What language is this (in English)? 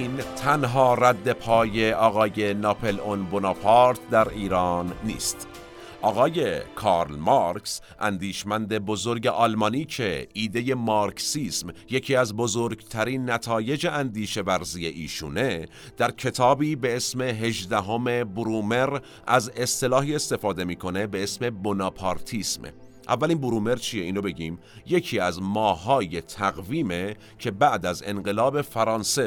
Persian